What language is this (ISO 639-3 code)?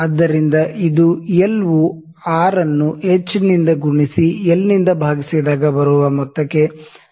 kan